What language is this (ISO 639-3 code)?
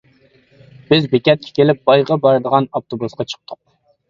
uig